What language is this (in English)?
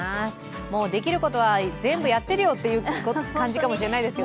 Japanese